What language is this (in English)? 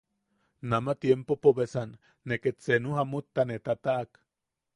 Yaqui